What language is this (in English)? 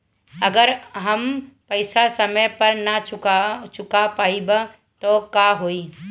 Bhojpuri